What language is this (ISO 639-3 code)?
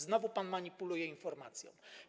pol